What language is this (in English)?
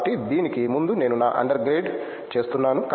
Telugu